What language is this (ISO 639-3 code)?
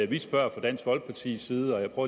dan